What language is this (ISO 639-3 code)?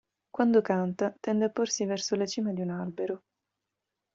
ita